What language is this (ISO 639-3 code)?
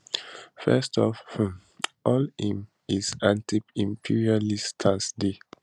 pcm